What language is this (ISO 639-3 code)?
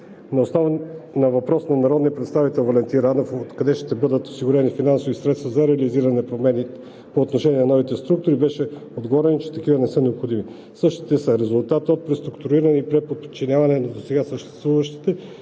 bul